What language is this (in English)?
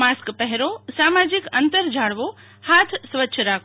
Gujarati